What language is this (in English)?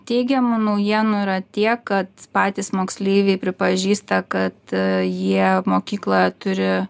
Lithuanian